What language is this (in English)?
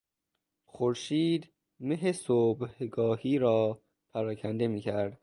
Persian